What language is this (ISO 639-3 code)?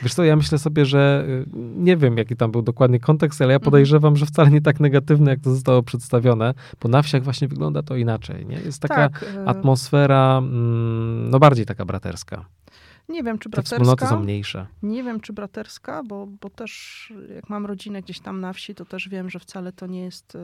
pol